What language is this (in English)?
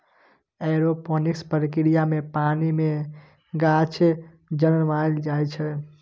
Maithili